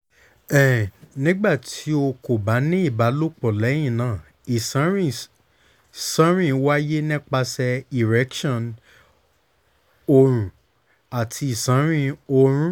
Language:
Yoruba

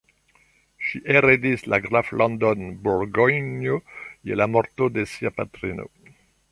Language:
Esperanto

